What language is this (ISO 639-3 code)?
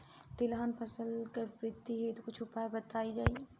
bho